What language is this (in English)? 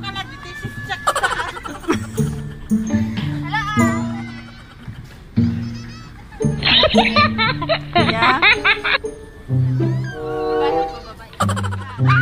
Indonesian